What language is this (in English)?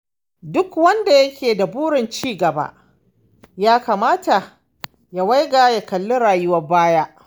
Hausa